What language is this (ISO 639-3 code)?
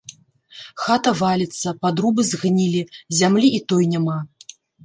bel